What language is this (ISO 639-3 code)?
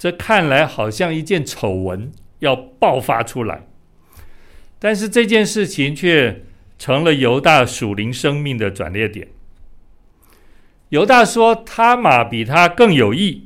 zho